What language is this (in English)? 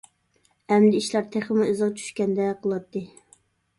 Uyghur